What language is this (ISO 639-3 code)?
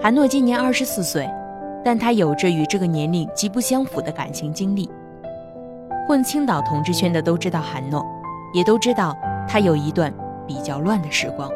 zho